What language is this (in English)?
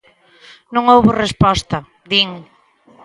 Galician